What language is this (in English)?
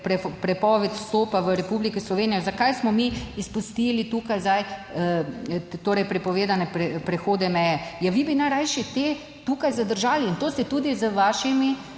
Slovenian